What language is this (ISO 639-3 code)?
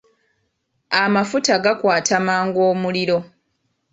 lug